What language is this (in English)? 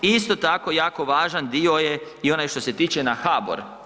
Croatian